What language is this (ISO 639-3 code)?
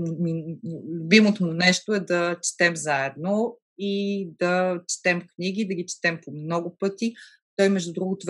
bul